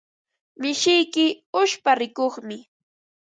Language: Ambo-Pasco Quechua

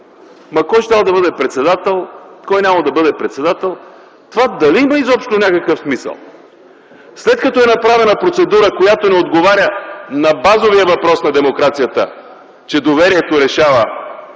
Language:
Bulgarian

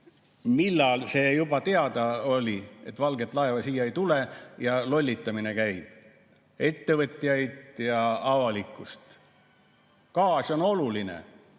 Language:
Estonian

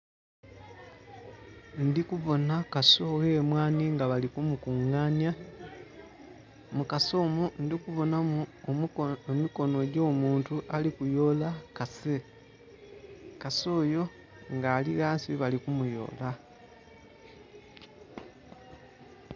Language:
Soga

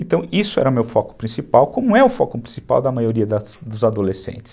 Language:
Portuguese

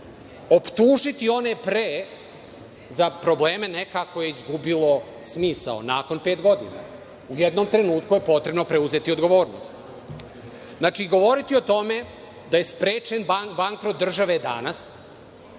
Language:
Serbian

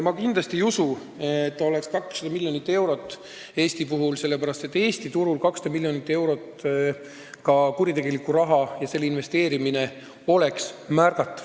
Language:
Estonian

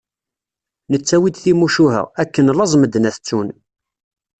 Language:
Kabyle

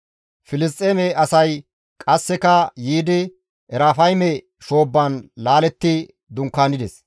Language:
Gamo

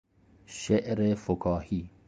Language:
Persian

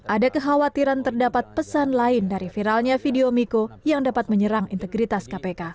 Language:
Indonesian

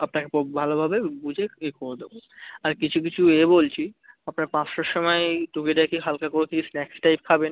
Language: Bangla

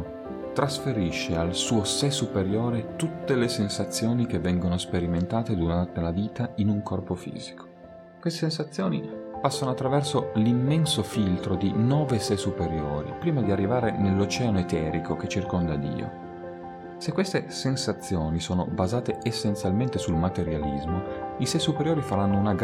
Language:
Italian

